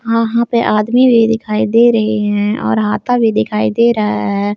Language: Hindi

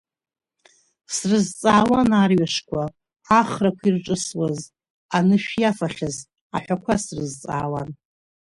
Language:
Abkhazian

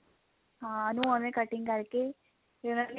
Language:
Punjabi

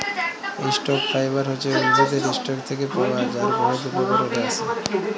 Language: Bangla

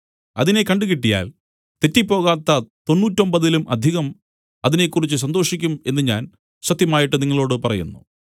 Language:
Malayalam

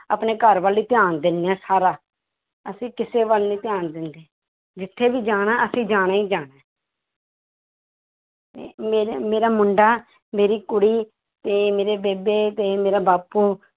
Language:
Punjabi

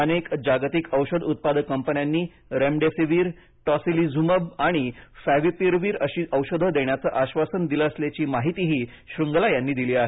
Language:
Marathi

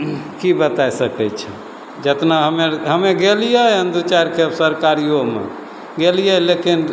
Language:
Maithili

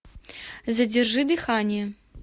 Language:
Russian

